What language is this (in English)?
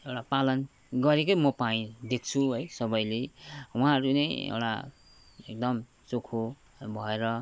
Nepali